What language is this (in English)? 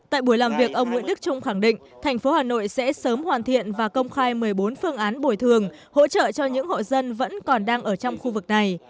Vietnamese